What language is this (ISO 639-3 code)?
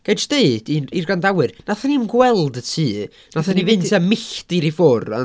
cym